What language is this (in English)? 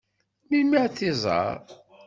Kabyle